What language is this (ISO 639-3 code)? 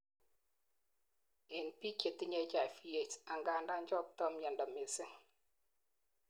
kln